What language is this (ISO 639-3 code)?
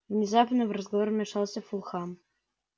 rus